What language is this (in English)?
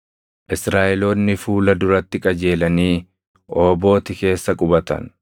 Oromo